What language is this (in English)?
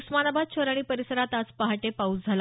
Marathi